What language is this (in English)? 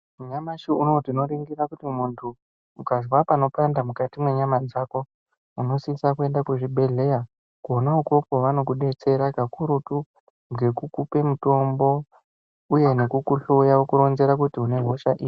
Ndau